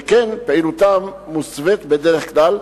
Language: Hebrew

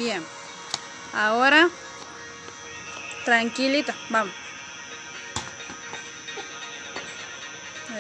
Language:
Spanish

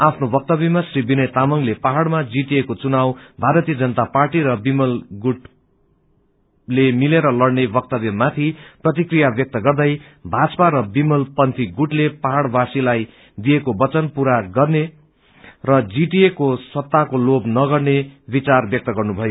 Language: Nepali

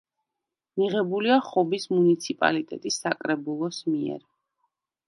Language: Georgian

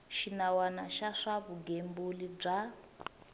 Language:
Tsonga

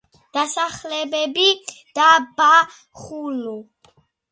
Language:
Georgian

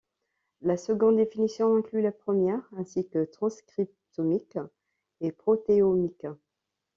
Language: French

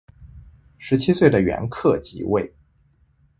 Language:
Chinese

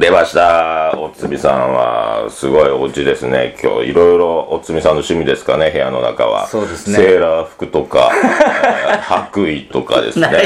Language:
Japanese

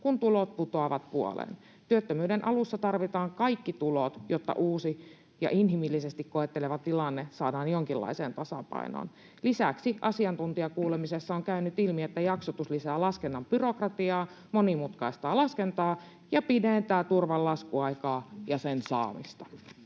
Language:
Finnish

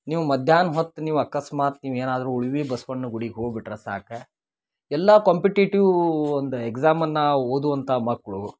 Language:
Kannada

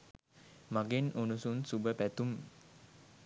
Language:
Sinhala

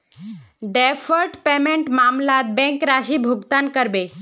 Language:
Magahi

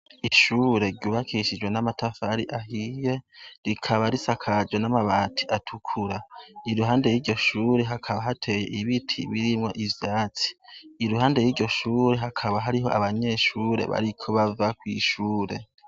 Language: Rundi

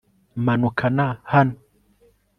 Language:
Kinyarwanda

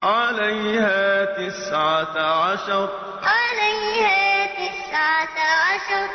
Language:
Arabic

